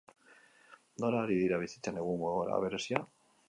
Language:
Basque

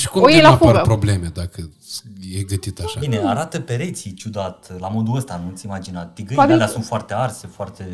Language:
Romanian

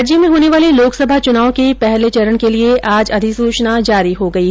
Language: Hindi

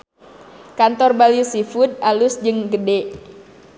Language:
Sundanese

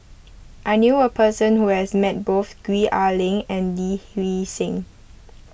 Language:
English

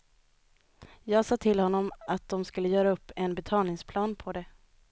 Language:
Swedish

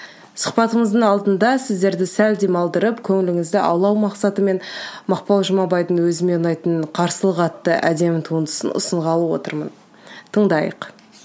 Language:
Kazakh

